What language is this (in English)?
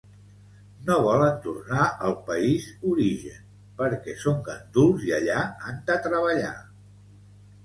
Catalan